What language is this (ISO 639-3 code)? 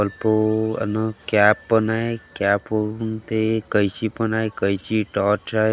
mar